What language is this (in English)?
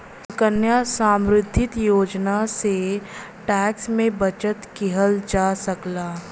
Bhojpuri